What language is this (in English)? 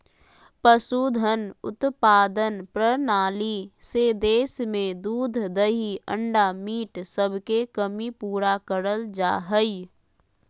Magahi